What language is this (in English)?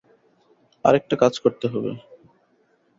Bangla